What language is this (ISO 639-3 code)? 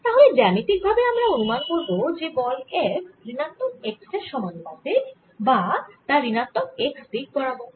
ben